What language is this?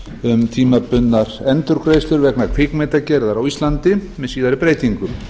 Icelandic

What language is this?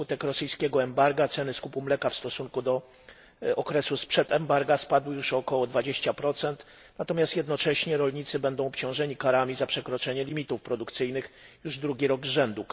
Polish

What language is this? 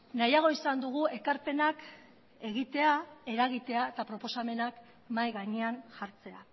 Basque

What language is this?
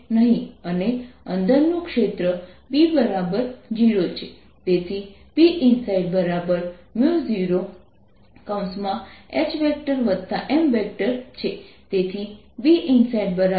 Gujarati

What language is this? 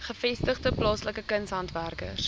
Afrikaans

